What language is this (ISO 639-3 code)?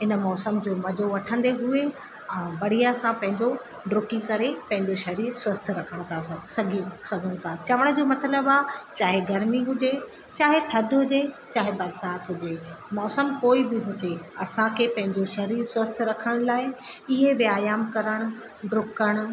snd